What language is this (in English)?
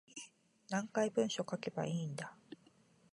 Japanese